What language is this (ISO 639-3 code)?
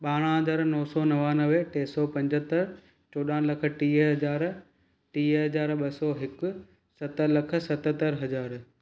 snd